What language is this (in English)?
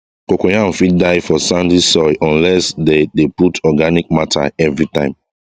Nigerian Pidgin